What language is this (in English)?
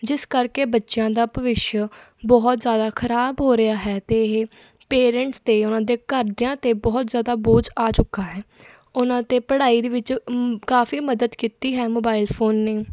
Punjabi